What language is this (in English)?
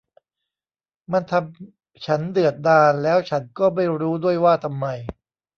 Thai